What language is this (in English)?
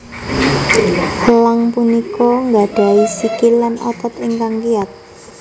Javanese